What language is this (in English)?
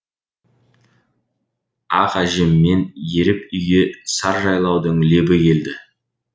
Kazakh